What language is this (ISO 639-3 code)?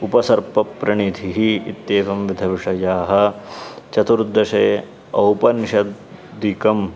san